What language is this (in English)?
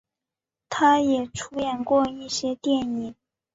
Chinese